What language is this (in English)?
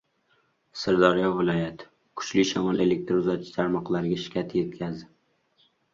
Uzbek